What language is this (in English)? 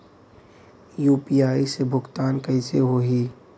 Bhojpuri